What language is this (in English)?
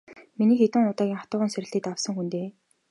Mongolian